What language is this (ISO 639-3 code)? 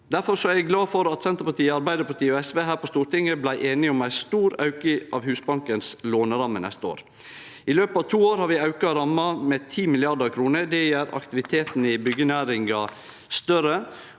nor